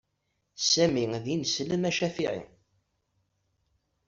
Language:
Kabyle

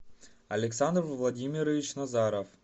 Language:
Russian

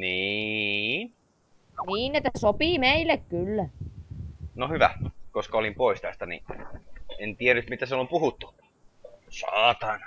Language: Finnish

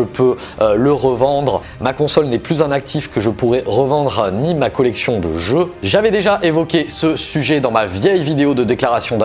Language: French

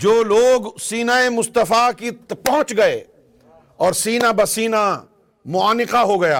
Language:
Urdu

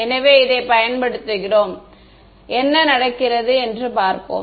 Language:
Tamil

